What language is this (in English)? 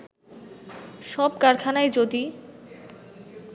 Bangla